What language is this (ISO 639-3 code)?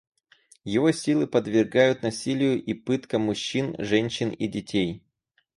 rus